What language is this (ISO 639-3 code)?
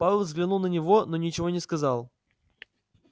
rus